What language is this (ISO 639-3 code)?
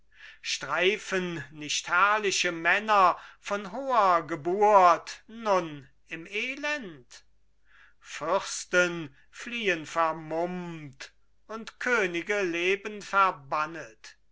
deu